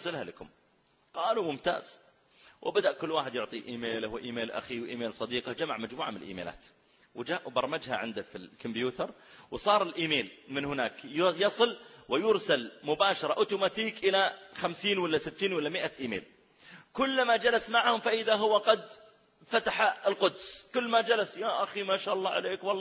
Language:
Arabic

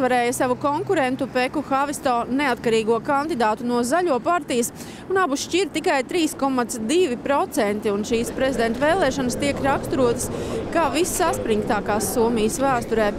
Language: Latvian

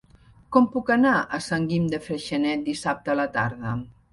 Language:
Catalan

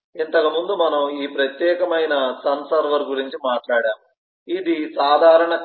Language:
Telugu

